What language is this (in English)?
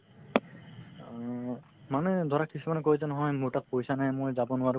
Assamese